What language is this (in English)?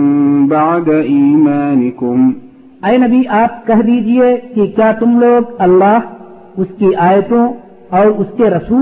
Urdu